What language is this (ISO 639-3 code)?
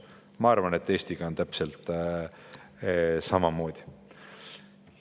est